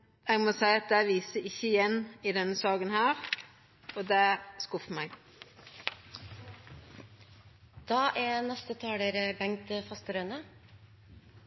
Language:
Norwegian Nynorsk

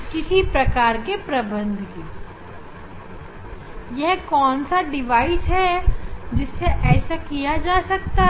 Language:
Hindi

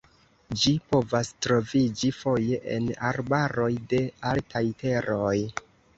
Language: Esperanto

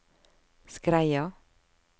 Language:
Norwegian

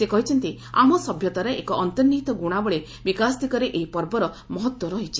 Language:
Odia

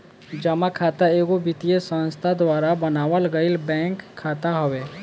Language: Bhojpuri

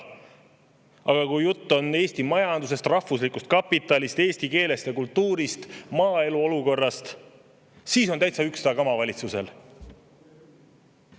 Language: Estonian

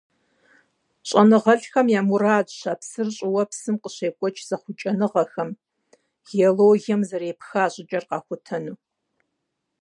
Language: Kabardian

